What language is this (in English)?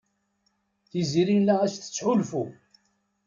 Kabyle